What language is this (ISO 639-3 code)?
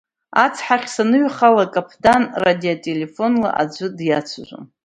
abk